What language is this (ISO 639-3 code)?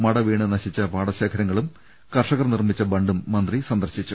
mal